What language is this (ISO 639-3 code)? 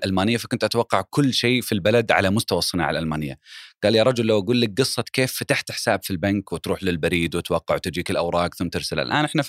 ara